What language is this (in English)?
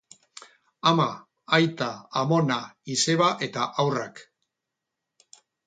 Basque